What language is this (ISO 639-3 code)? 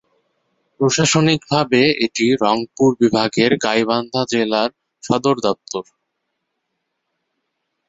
ben